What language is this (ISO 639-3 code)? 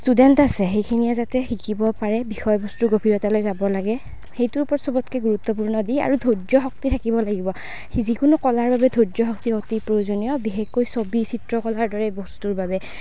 asm